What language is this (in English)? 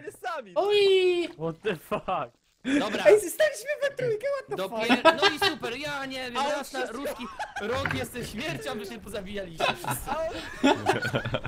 Polish